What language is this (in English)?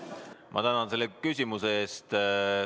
Estonian